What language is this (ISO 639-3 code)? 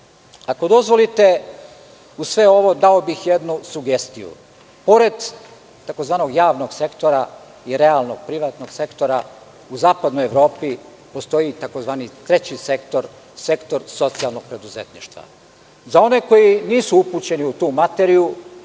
srp